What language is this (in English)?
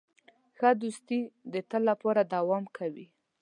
Pashto